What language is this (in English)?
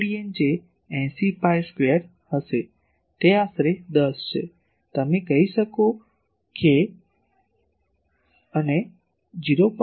Gujarati